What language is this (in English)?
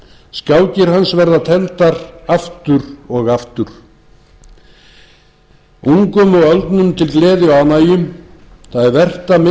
Icelandic